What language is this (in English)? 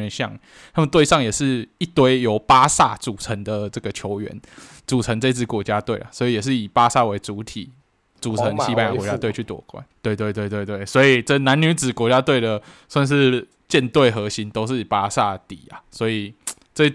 Chinese